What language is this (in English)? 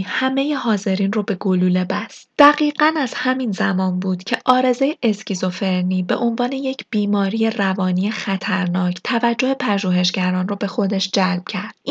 Persian